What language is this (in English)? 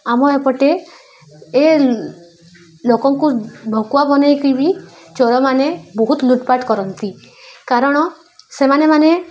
Odia